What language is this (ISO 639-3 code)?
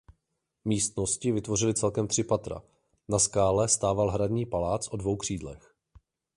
ces